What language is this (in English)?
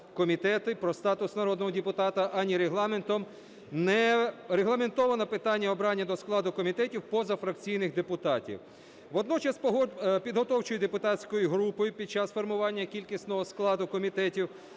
Ukrainian